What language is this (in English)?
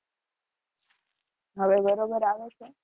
Gujarati